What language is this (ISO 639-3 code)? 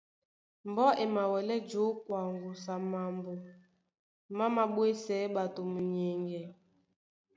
dua